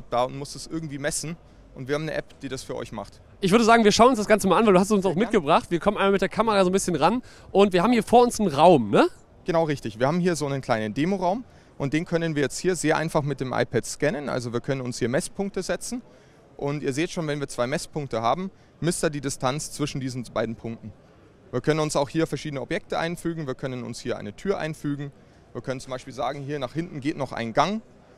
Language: German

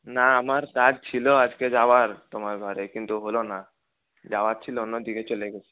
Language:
Bangla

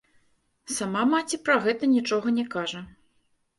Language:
Belarusian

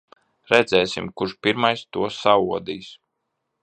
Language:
Latvian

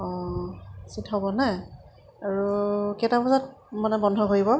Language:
Assamese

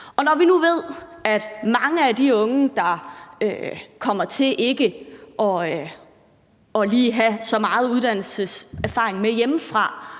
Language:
Danish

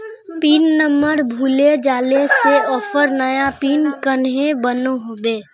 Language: Magahi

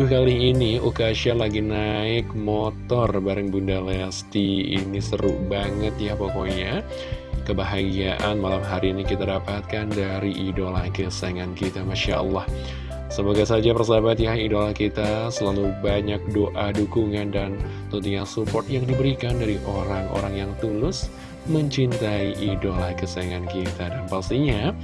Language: Indonesian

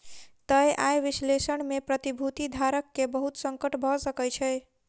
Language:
Maithili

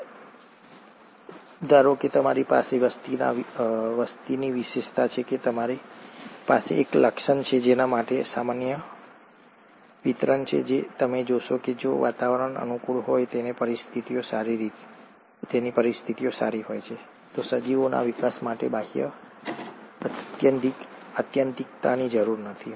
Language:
Gujarati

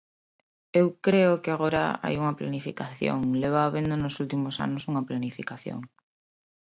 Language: Galician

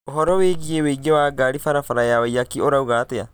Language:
Kikuyu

